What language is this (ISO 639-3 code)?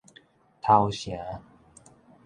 nan